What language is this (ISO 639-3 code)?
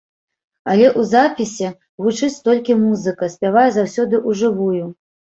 bel